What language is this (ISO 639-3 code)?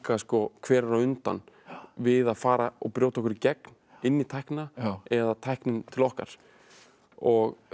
isl